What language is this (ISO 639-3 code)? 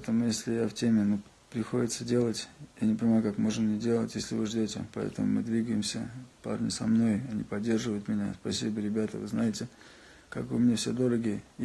rus